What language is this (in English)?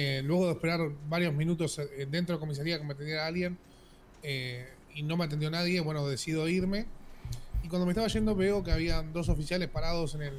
Spanish